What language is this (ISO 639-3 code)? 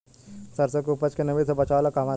bho